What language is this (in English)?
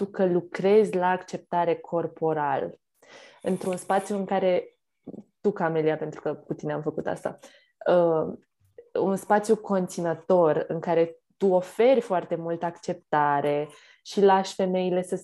Romanian